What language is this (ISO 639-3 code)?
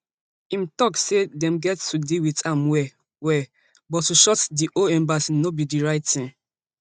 pcm